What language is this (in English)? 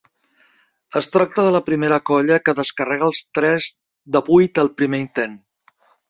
Catalan